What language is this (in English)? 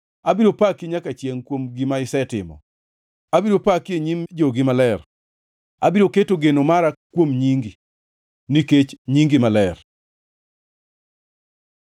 Luo (Kenya and Tanzania)